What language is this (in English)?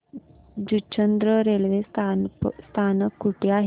Marathi